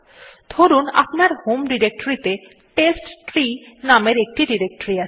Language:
Bangla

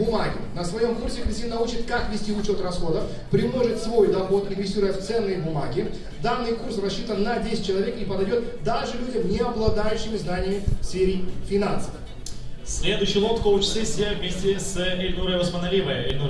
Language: Russian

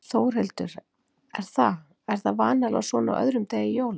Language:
Icelandic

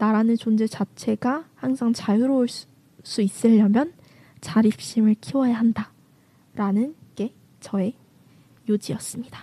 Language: Korean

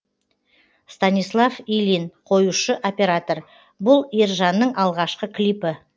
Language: Kazakh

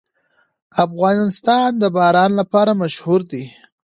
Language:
Pashto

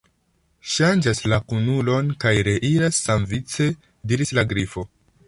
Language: Esperanto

